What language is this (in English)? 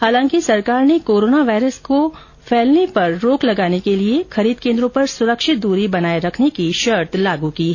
Hindi